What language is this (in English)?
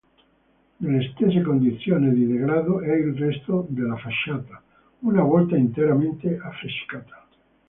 Italian